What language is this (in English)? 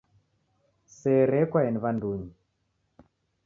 Taita